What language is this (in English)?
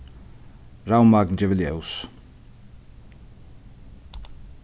Faroese